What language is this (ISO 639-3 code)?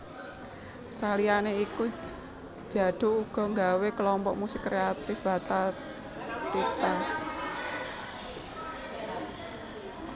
jav